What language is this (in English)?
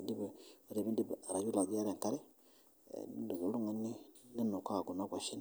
Masai